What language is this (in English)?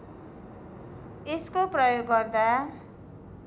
Nepali